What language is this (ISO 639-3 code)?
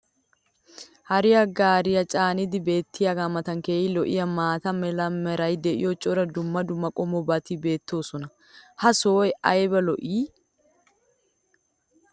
wal